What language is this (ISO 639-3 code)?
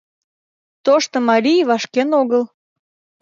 chm